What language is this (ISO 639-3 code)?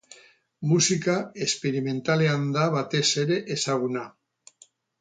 eus